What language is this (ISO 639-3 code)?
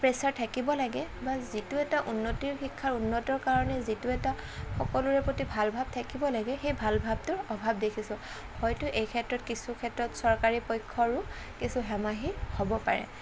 asm